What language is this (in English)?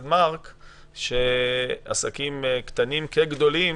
Hebrew